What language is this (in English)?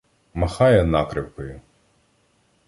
Ukrainian